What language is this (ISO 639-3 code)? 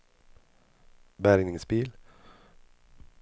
swe